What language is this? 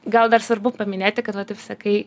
Lithuanian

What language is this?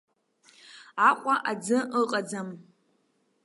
Abkhazian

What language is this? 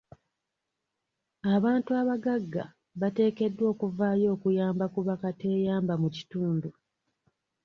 Ganda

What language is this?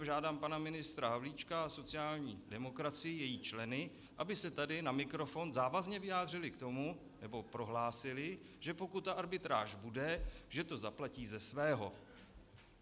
Czech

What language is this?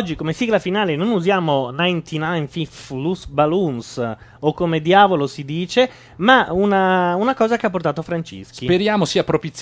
Italian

